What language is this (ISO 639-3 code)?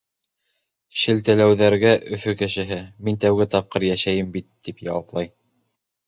bak